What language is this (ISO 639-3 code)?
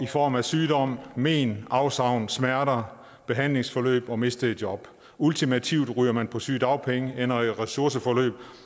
dan